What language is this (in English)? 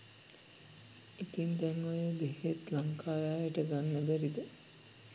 Sinhala